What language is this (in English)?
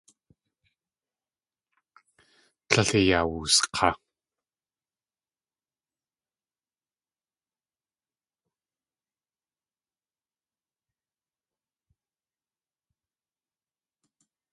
Tlingit